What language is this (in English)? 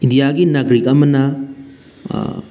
Manipuri